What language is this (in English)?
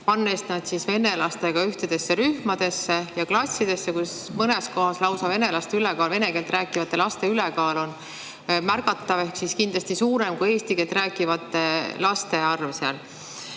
Estonian